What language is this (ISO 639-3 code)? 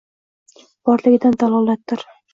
uzb